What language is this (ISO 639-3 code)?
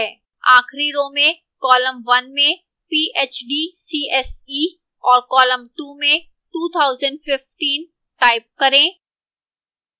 hin